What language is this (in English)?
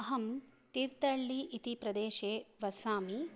Sanskrit